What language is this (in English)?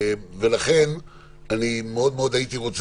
Hebrew